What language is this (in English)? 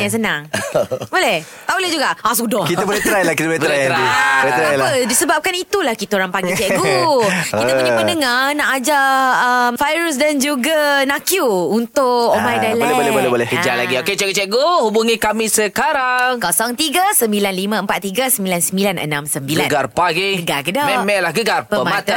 Malay